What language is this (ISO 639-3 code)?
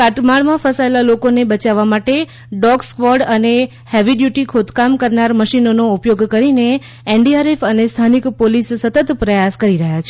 guj